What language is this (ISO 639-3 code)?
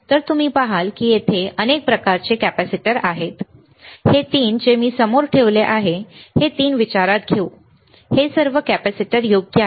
mar